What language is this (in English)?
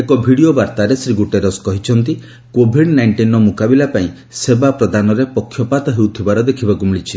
Odia